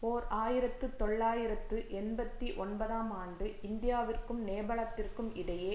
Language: Tamil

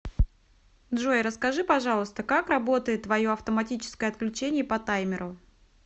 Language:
Russian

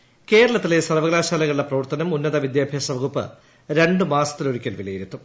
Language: Malayalam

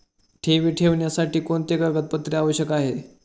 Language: Marathi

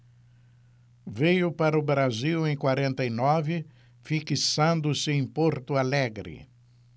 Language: Portuguese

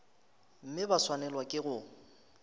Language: Northern Sotho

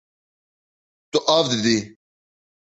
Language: Kurdish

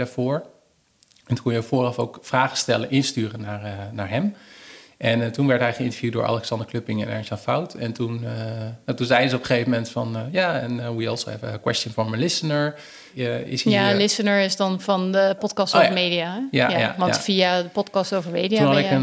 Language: Dutch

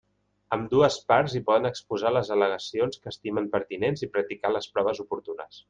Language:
Catalan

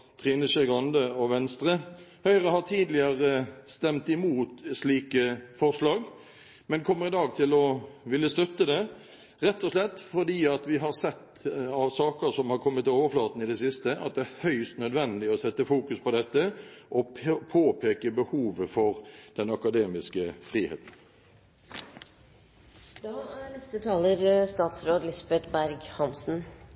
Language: Norwegian Bokmål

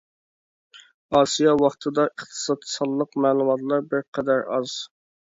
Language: Uyghur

